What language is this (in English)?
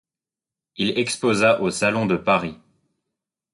French